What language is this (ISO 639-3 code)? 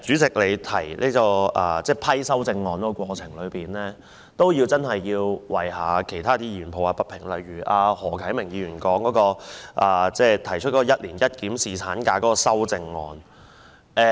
yue